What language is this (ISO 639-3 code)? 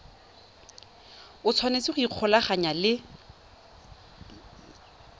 tsn